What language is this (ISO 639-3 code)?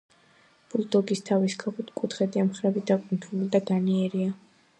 kat